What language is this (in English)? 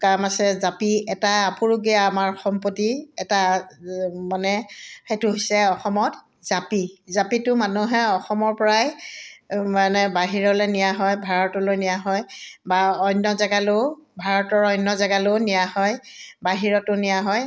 Assamese